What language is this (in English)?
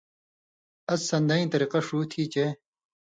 Indus Kohistani